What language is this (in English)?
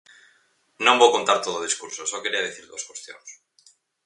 Galician